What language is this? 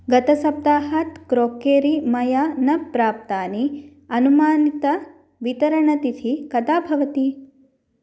Sanskrit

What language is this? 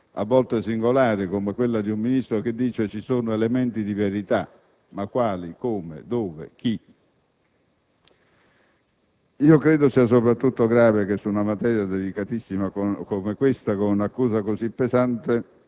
Italian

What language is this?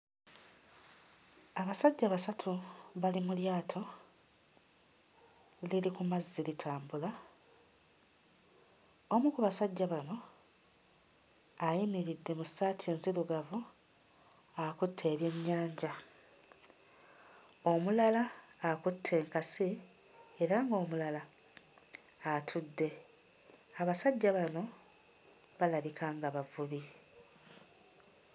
Ganda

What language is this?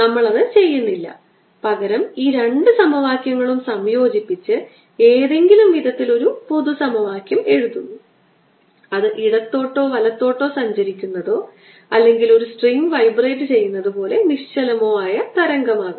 Malayalam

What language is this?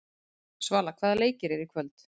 Icelandic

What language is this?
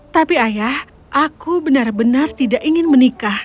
Indonesian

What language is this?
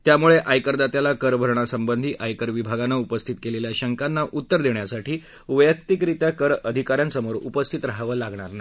Marathi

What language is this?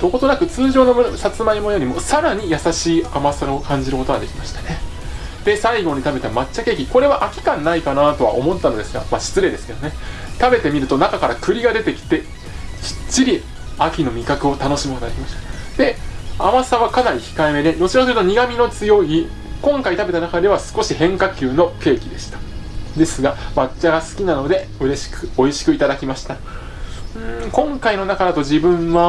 Japanese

